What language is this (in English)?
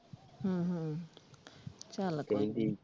Punjabi